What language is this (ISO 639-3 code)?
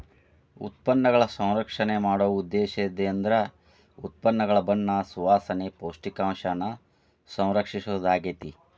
kan